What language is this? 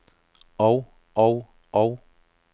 Danish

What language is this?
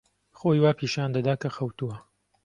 Central Kurdish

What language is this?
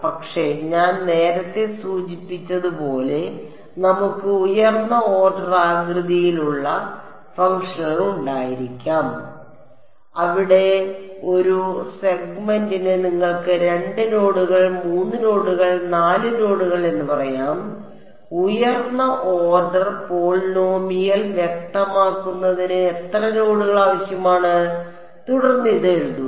Malayalam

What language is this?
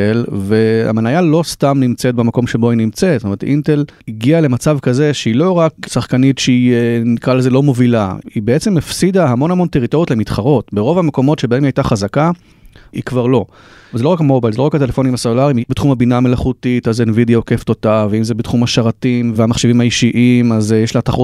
Hebrew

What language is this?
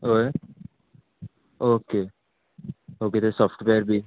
Konkani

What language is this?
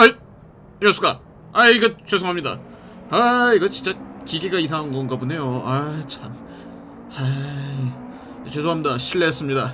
Korean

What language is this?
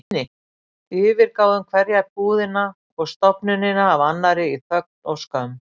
Icelandic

